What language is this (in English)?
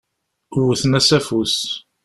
Kabyle